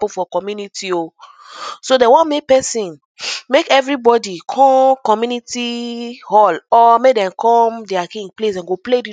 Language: Nigerian Pidgin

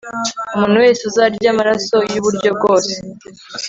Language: Kinyarwanda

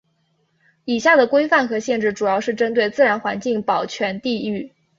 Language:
Chinese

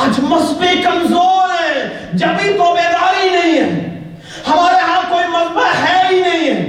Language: Urdu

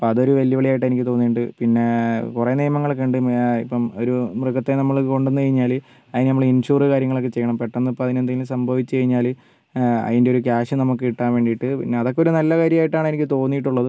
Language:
Malayalam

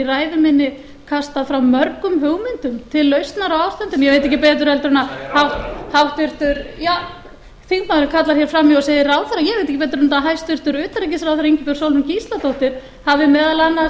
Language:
Icelandic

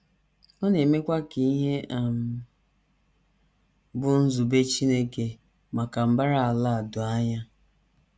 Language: Igbo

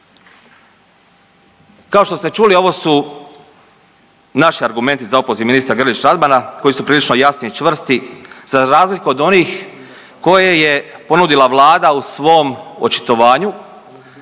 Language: Croatian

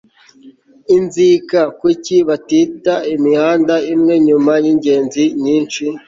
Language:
Kinyarwanda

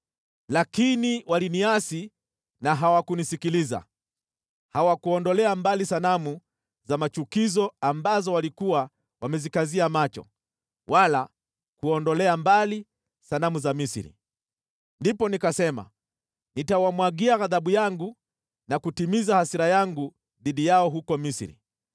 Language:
Swahili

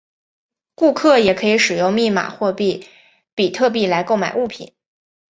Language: Chinese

